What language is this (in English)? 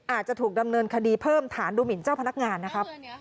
Thai